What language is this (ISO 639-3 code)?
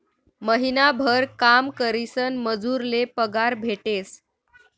mar